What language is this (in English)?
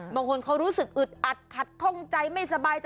Thai